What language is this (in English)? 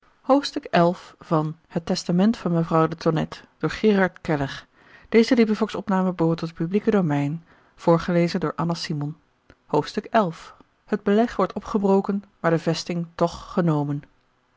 Dutch